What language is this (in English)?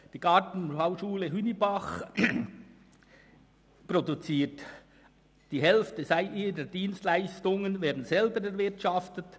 Swiss German